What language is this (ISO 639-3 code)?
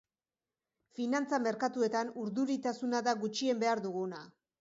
eus